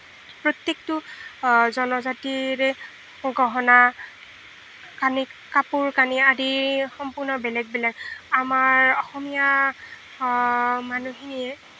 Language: Assamese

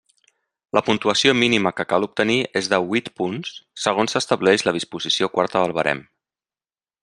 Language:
Catalan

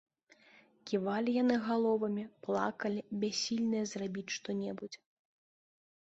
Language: Belarusian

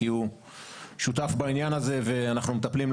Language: Hebrew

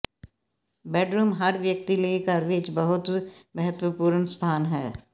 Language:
Punjabi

